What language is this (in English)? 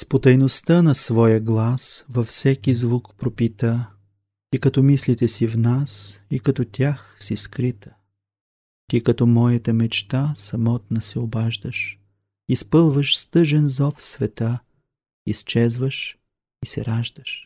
Bulgarian